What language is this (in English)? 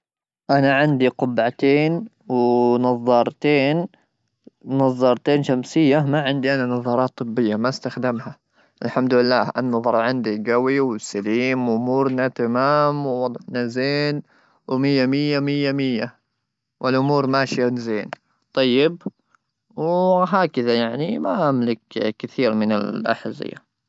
Gulf Arabic